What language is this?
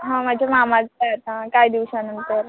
Marathi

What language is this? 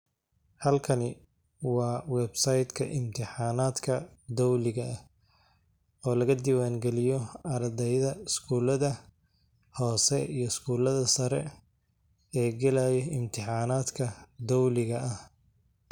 Somali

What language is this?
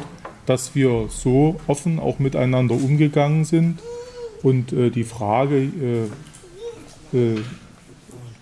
German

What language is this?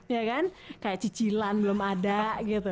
Indonesian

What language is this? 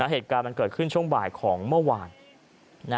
Thai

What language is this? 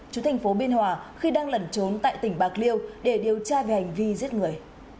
Vietnamese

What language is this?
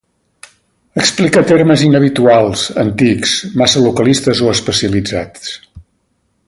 Catalan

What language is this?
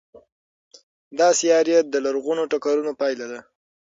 Pashto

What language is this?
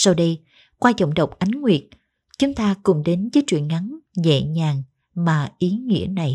Vietnamese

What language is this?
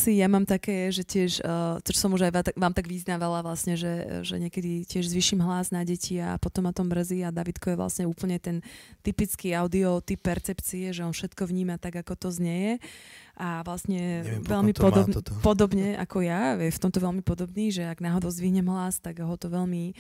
Slovak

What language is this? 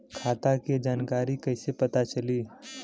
Bhojpuri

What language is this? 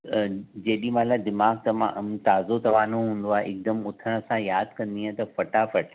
Sindhi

